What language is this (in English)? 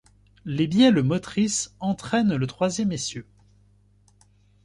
French